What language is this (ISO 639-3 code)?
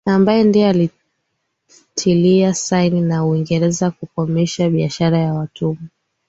swa